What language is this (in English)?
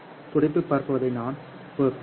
Tamil